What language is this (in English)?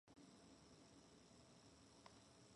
English